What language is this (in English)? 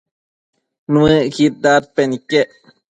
Matsés